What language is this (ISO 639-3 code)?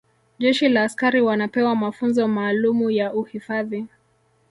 swa